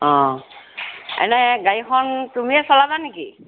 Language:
Assamese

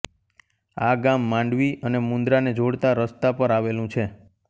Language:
Gujarati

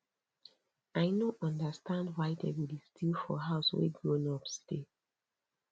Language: Nigerian Pidgin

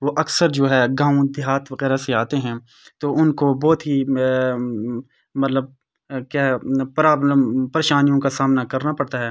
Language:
Urdu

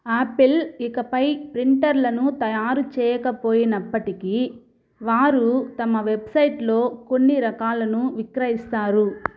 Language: Telugu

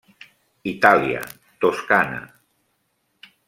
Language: Catalan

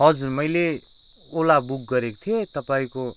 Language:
Nepali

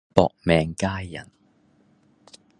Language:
Cantonese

